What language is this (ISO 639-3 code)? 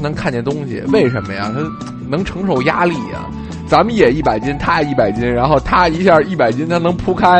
zho